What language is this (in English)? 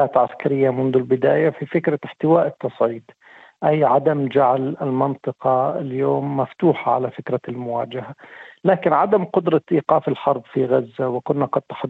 Arabic